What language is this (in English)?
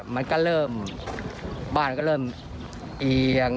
Thai